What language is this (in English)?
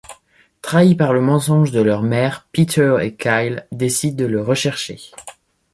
French